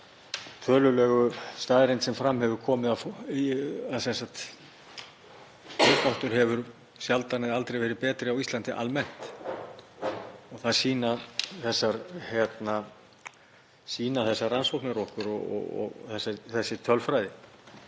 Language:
Icelandic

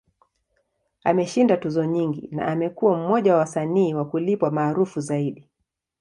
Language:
Swahili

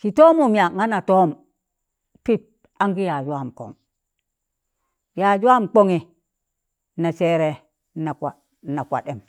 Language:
Tangale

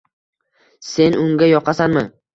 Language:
Uzbek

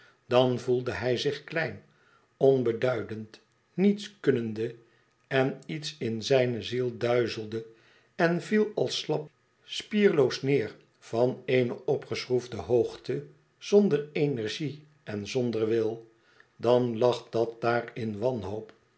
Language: Dutch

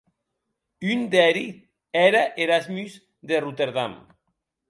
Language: Occitan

